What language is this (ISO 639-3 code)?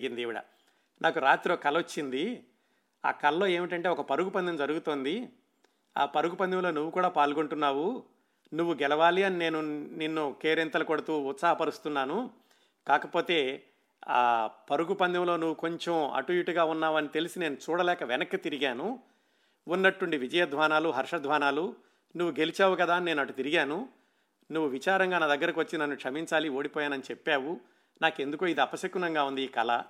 tel